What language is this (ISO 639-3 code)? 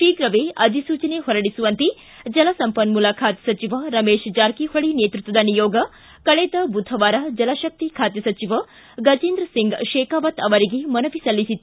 kan